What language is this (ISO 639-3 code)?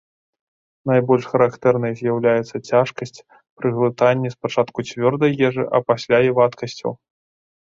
bel